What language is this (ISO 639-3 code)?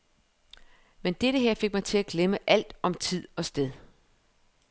dan